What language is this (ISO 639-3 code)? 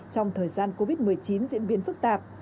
vie